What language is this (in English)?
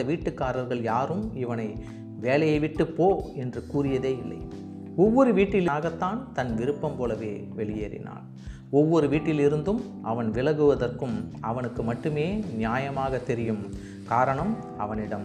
Tamil